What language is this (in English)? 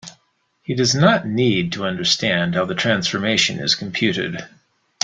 English